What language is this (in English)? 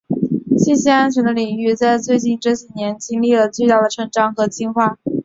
Chinese